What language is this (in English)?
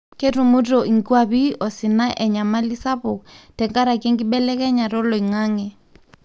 Masai